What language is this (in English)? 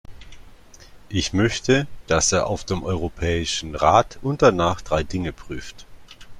German